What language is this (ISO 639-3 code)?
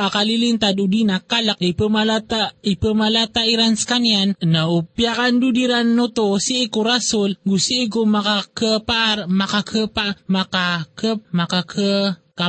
fil